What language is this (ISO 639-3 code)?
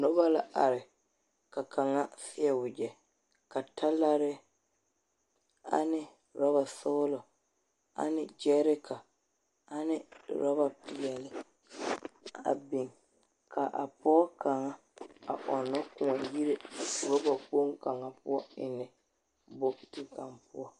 dga